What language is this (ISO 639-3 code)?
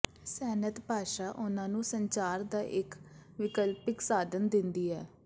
pan